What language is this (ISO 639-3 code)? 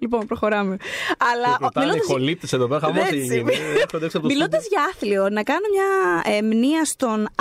ell